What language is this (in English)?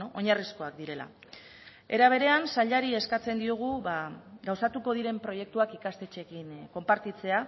Basque